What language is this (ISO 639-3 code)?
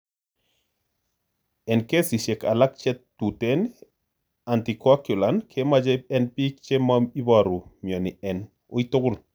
kln